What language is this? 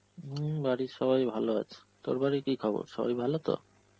Bangla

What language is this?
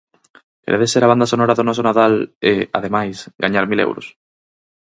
Galician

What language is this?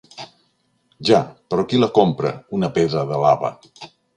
Catalan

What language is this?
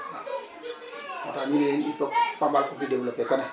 Wolof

